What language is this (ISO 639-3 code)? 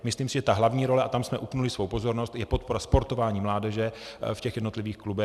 ces